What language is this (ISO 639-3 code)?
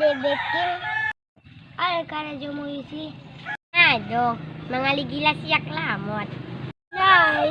msa